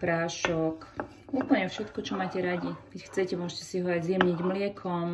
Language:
Slovak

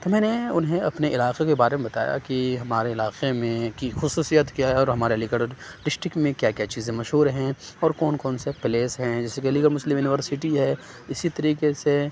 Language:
Urdu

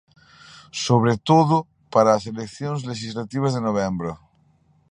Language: Galician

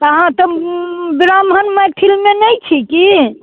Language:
Maithili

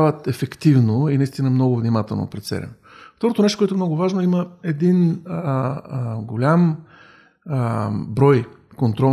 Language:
Bulgarian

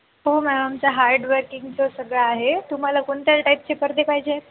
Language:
Marathi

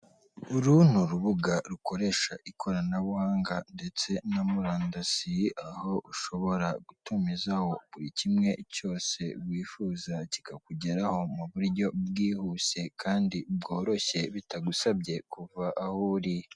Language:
Kinyarwanda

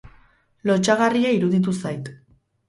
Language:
Basque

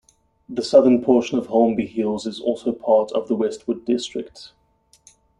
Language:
English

